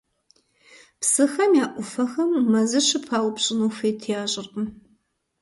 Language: Kabardian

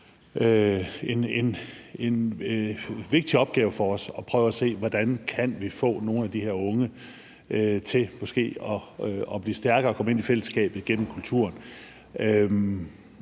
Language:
Danish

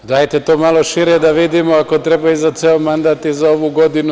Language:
Serbian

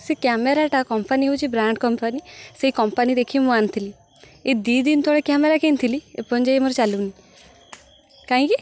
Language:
Odia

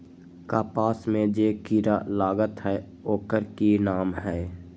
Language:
Magahi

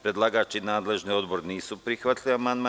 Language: Serbian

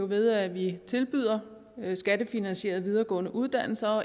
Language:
Danish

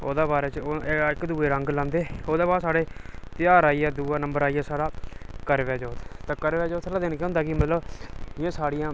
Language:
Dogri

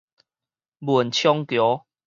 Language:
Min Nan Chinese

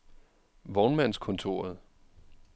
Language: Danish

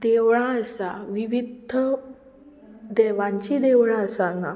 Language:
Konkani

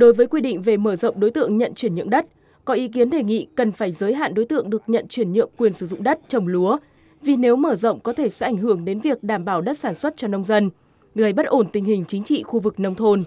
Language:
Vietnamese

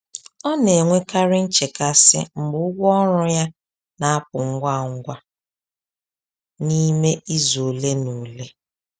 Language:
Igbo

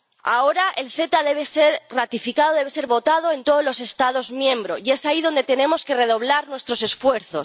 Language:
Spanish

